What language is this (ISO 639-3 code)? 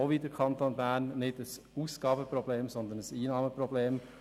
gsw